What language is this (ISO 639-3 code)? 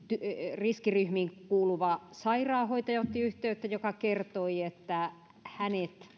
fin